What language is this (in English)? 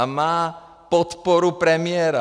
Czech